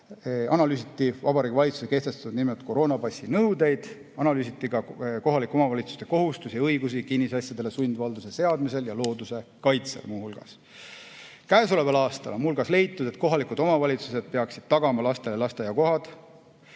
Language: Estonian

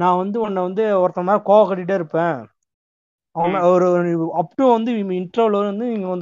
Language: Tamil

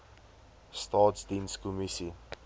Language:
Afrikaans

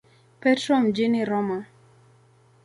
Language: Swahili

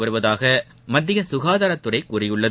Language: Tamil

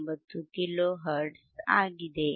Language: Kannada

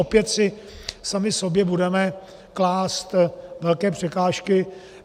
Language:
Czech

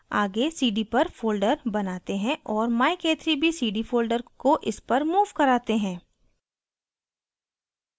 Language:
Hindi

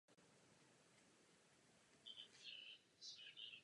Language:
Czech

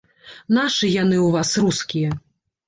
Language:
Belarusian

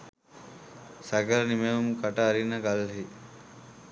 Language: Sinhala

